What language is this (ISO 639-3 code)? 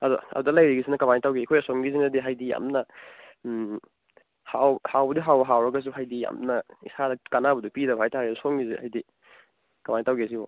mni